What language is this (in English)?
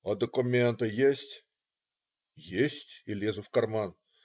Russian